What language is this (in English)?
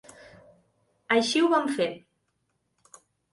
Catalan